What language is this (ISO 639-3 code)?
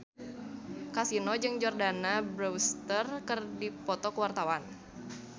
sun